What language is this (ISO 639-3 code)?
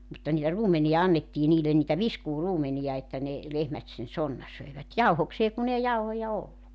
fin